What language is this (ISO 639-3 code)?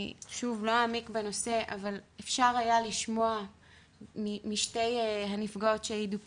heb